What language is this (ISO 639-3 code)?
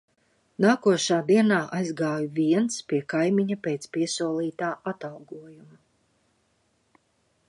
lav